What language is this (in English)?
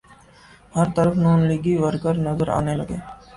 Urdu